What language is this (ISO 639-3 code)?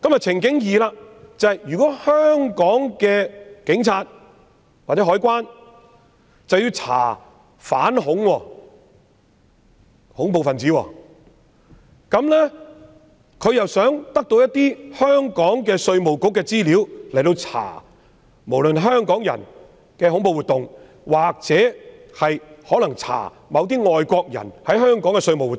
yue